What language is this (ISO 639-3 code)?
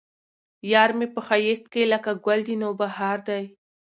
pus